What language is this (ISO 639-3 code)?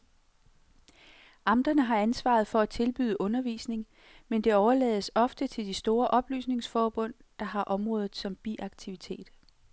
dan